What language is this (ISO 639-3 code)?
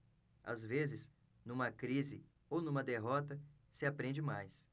por